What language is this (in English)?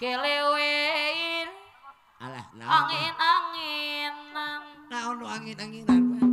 Indonesian